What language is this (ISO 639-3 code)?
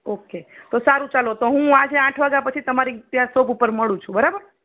guj